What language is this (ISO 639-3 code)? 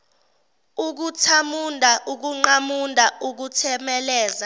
zul